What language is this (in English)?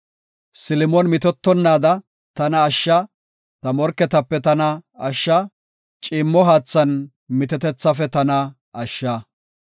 Gofa